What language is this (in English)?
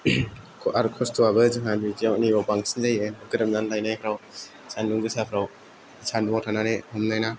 Bodo